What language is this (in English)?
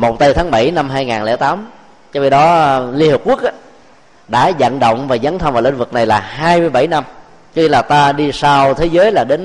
Vietnamese